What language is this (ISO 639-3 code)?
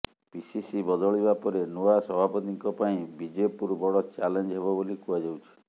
ori